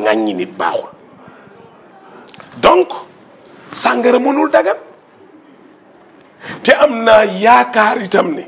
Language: French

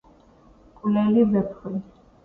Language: Georgian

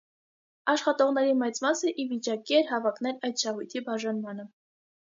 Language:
Armenian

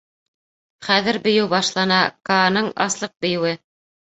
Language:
Bashkir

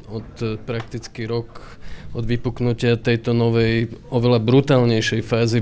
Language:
Slovak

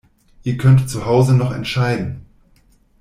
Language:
German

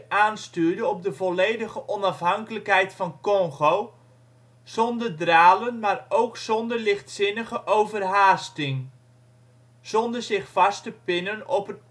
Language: Dutch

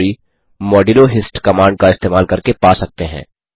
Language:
Hindi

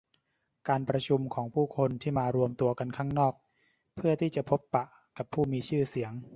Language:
Thai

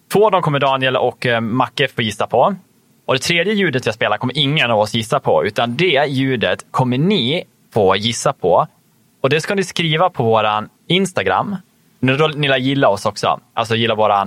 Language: Swedish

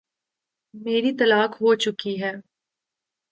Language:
Urdu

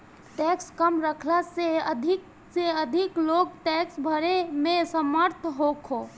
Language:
Bhojpuri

